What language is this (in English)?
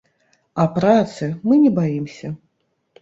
Belarusian